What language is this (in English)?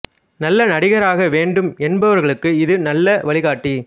Tamil